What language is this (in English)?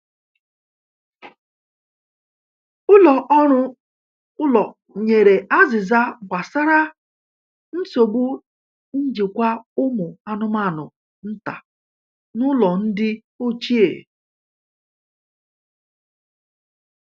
Igbo